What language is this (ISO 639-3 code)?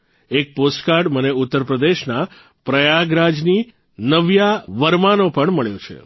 guj